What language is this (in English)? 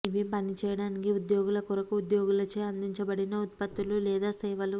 Telugu